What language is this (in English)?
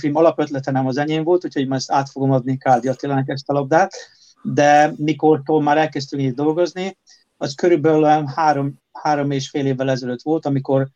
Hungarian